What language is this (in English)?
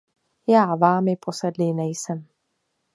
Czech